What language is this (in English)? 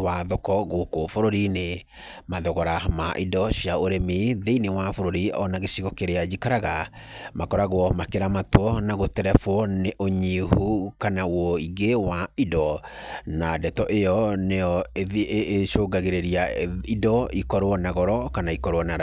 Kikuyu